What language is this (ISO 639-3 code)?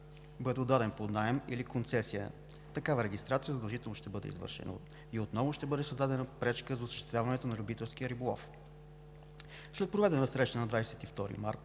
bul